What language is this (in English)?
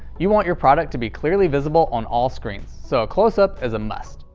English